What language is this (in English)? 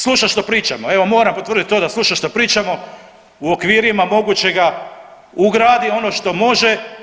Croatian